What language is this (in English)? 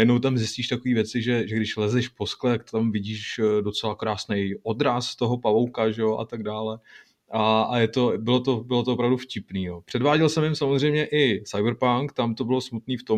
Czech